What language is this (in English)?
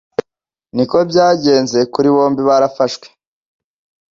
Kinyarwanda